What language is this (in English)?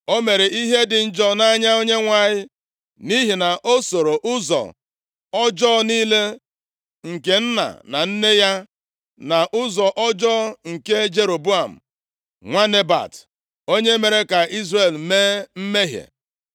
Igbo